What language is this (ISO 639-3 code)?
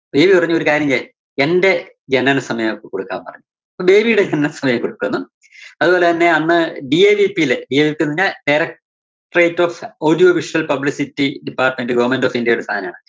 mal